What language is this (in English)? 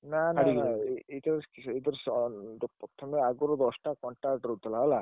Odia